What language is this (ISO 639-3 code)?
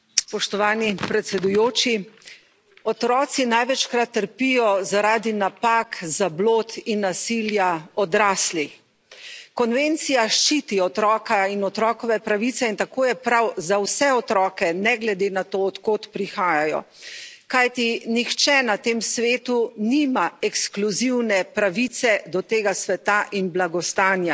slv